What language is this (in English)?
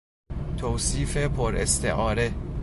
Persian